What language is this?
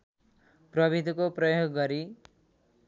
Nepali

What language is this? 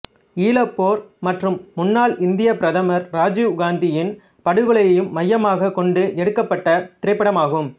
Tamil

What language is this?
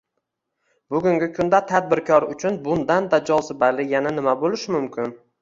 Uzbek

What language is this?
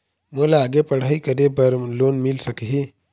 Chhattisgarhi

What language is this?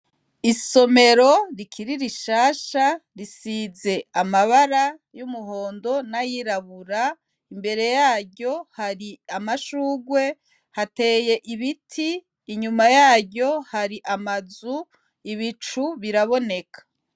Rundi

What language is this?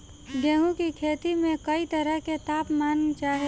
Bhojpuri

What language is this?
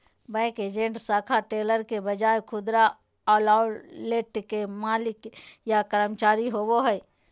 Magahi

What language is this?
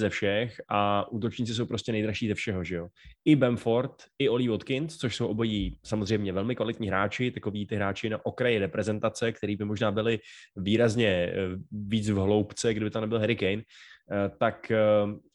Czech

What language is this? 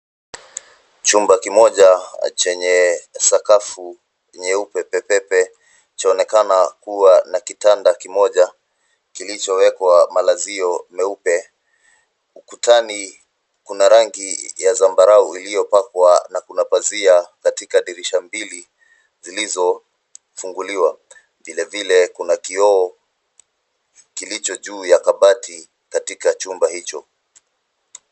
Swahili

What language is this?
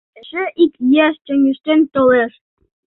Mari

